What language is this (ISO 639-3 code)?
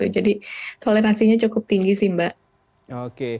ind